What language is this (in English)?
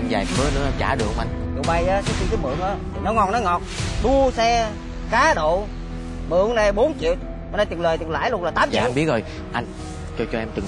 Vietnamese